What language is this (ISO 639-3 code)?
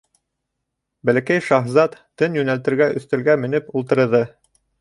bak